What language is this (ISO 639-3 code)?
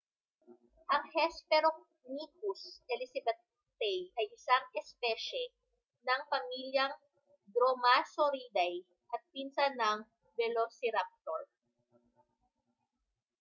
fil